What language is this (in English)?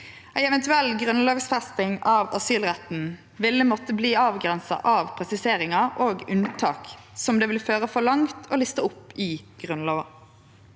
Norwegian